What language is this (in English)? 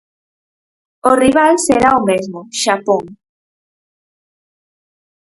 Galician